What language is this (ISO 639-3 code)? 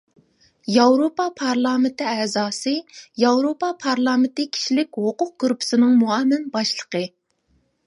uig